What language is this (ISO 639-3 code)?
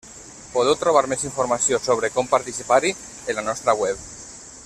cat